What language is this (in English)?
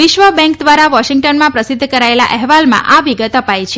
Gujarati